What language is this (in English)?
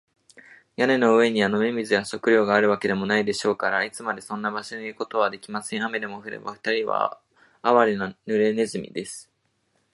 Japanese